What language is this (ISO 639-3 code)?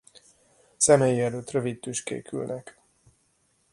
hun